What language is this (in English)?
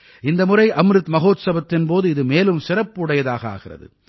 Tamil